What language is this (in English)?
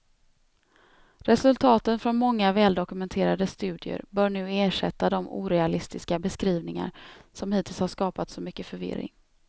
Swedish